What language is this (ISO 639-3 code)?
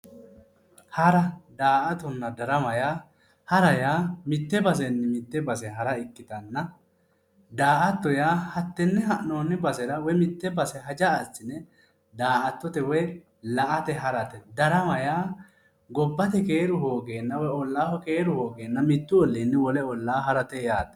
sid